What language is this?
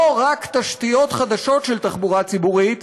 Hebrew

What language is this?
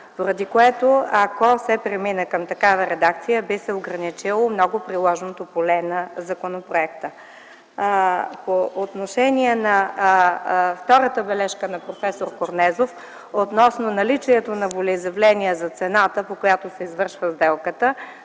Bulgarian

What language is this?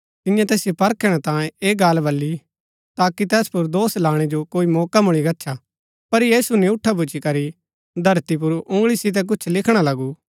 Gaddi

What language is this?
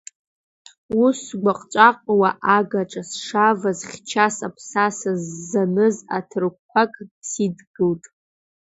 Abkhazian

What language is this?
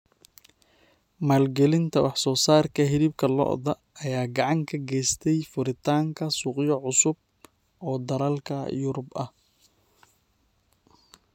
Somali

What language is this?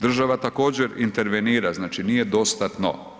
Croatian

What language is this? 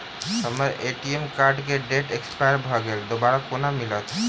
Maithili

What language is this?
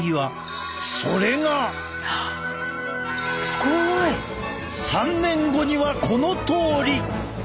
Japanese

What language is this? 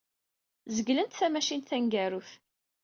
Kabyle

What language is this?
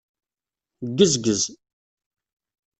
Kabyle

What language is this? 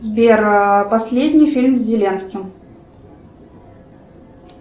Russian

